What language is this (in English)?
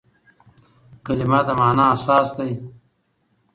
Pashto